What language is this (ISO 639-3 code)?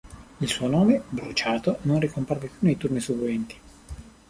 ita